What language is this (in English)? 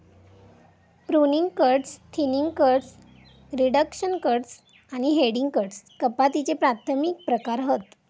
Marathi